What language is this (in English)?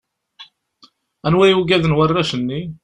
Kabyle